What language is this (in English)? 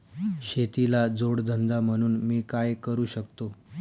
Marathi